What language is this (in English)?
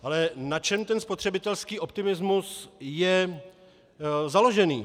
Czech